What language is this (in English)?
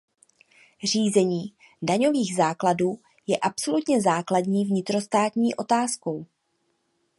Czech